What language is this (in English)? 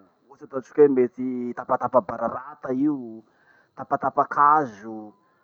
Masikoro Malagasy